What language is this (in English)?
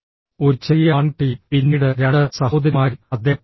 Malayalam